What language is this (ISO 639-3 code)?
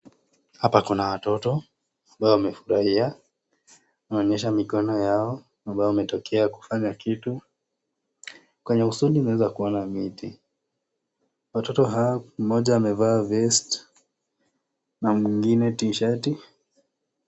swa